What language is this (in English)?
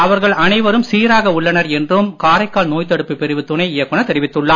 Tamil